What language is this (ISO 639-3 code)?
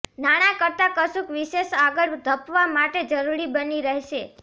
guj